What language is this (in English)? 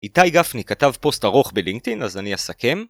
Hebrew